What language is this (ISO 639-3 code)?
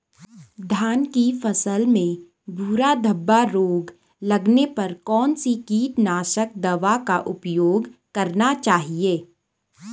hin